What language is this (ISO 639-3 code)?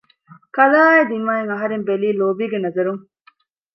div